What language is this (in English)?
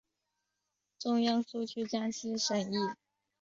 Chinese